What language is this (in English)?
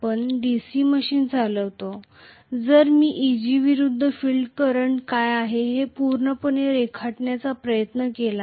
Marathi